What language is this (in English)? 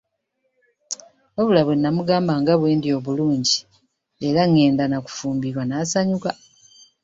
Ganda